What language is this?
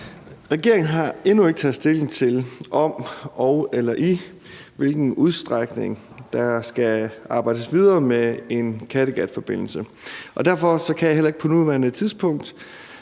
Danish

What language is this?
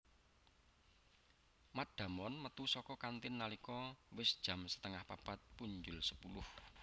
Javanese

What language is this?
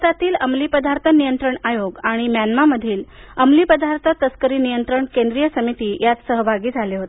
Marathi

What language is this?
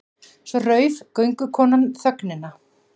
Icelandic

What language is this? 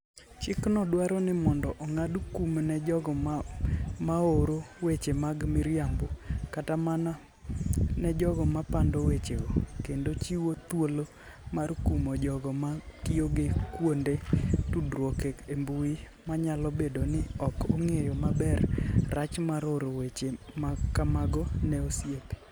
Luo (Kenya and Tanzania)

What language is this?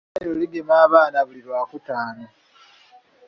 Ganda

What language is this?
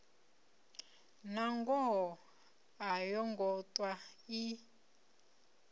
Venda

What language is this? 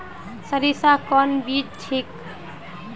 Magahi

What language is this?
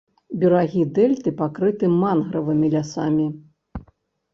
Belarusian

